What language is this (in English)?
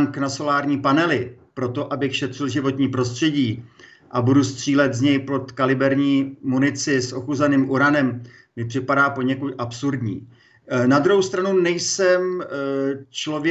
Czech